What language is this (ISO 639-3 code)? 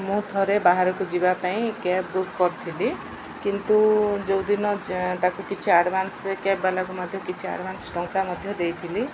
ori